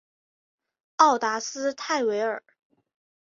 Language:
Chinese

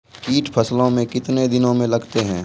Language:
Maithili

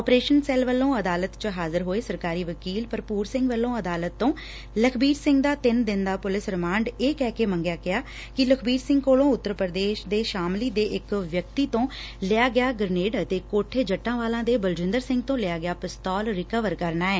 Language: Punjabi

